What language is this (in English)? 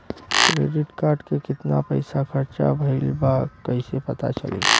Bhojpuri